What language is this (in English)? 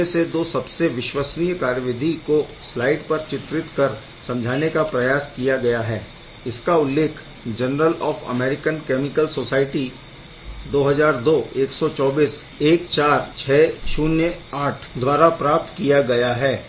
Hindi